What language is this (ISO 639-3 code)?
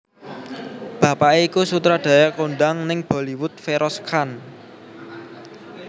jav